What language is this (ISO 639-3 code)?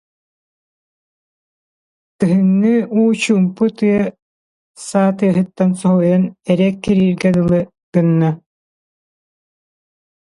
sah